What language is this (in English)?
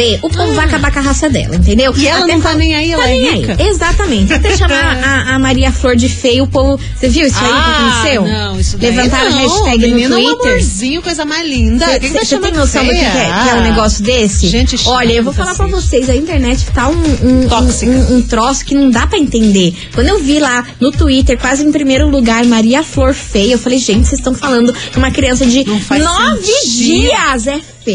Portuguese